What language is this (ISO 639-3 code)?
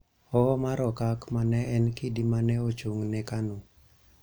luo